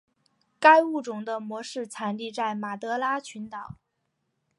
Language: Chinese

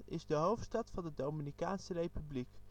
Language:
Dutch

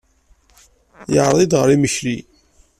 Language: Kabyle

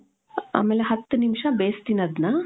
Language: Kannada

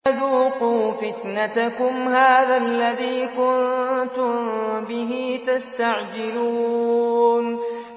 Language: Arabic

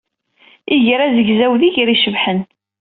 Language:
Kabyle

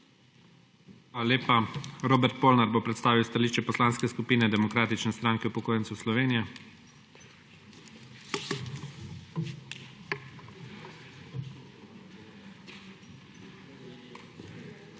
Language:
Slovenian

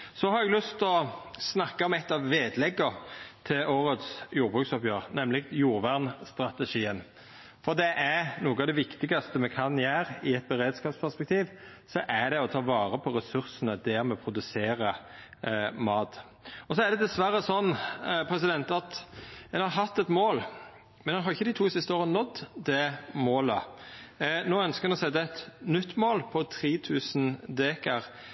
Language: Norwegian Nynorsk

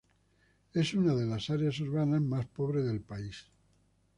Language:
Spanish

